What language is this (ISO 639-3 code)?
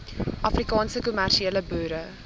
afr